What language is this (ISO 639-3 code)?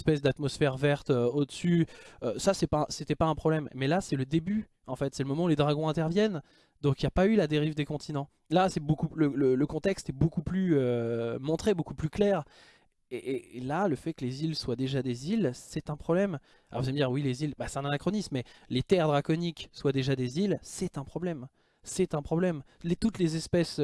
fra